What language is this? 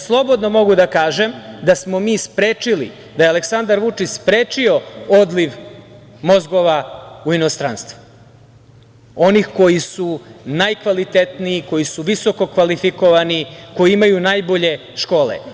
Serbian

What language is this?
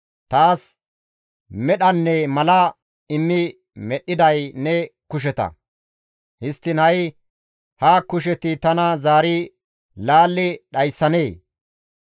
Gamo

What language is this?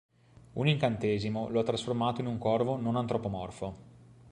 Italian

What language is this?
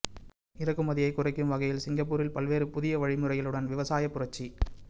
Tamil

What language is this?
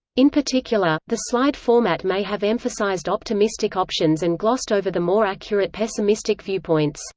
English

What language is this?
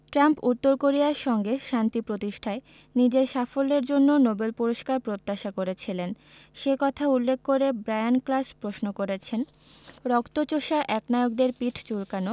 Bangla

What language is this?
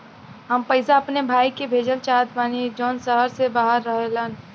Bhojpuri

